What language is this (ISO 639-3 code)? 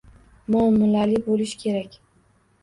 uzb